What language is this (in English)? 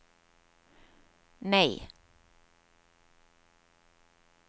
Norwegian